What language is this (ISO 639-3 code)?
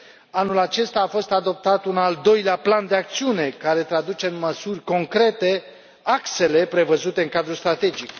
ron